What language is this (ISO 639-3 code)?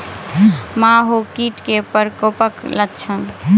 mai